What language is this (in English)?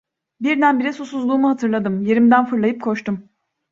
Turkish